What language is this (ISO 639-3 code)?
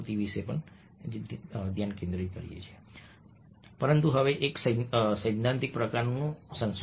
guj